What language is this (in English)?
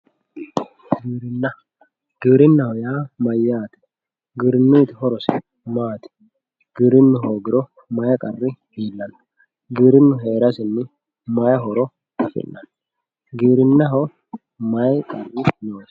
Sidamo